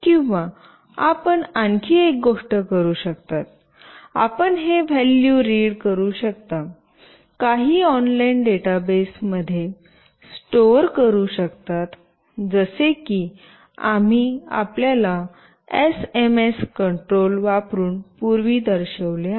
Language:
Marathi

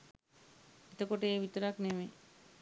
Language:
Sinhala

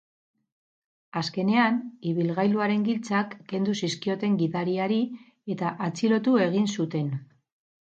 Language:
Basque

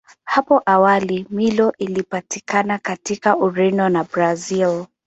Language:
Swahili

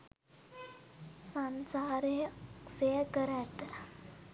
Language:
Sinhala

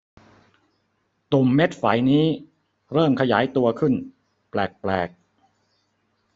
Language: Thai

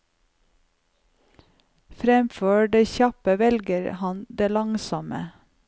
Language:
Norwegian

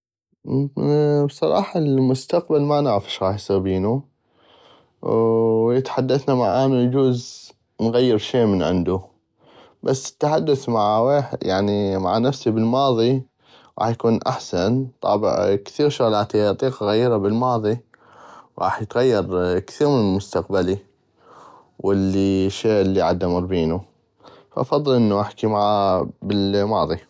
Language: North Mesopotamian Arabic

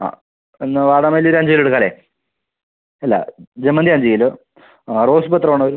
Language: Malayalam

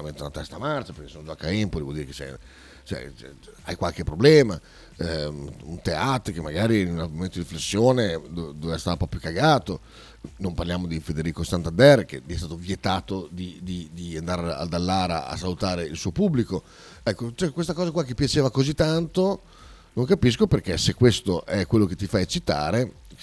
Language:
Italian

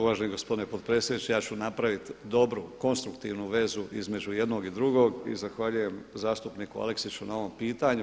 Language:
Croatian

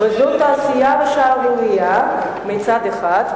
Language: Hebrew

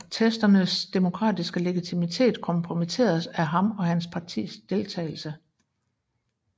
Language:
Danish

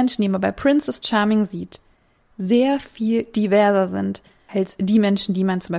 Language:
German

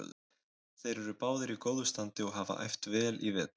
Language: Icelandic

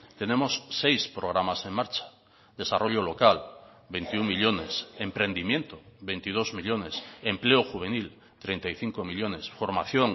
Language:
Spanish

